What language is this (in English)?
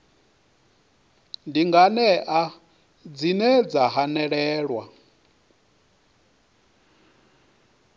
Venda